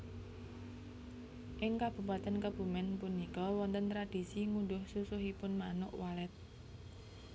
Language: Javanese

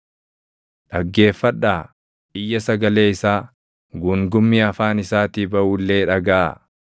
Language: Oromo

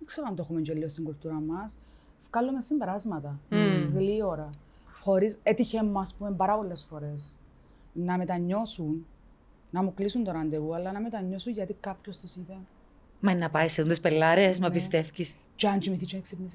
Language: Greek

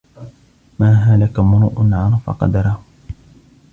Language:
Arabic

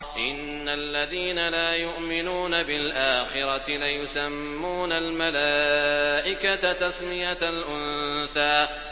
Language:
Arabic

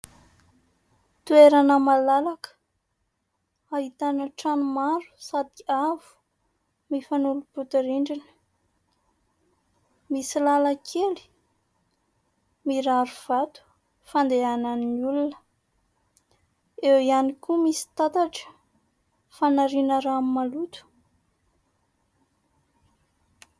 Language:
Malagasy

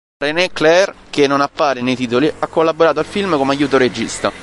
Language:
Italian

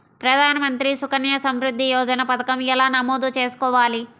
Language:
Telugu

